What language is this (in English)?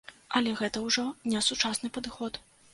Belarusian